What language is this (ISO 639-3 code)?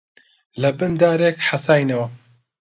ckb